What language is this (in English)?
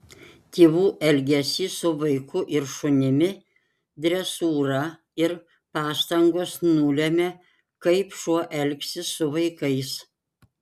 Lithuanian